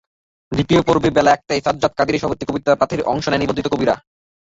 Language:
Bangla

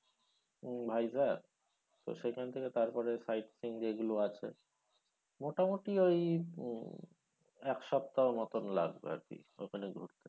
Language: Bangla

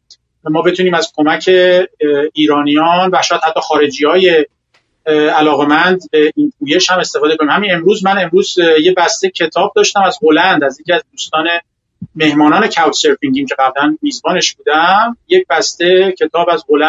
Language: Persian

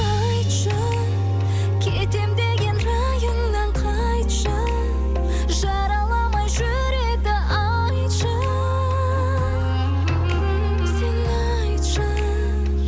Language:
Kazakh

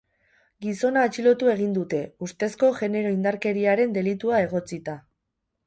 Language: Basque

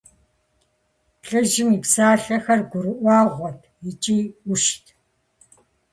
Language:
Kabardian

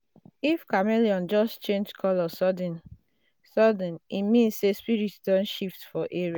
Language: Nigerian Pidgin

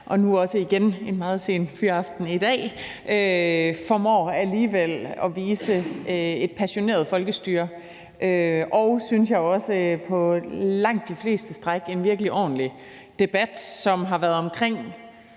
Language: Danish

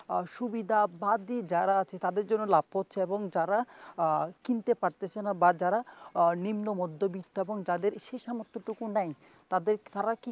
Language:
Bangla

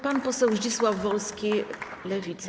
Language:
Polish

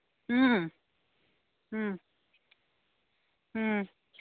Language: Manipuri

